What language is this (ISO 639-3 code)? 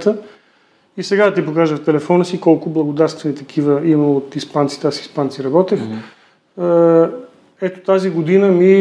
bul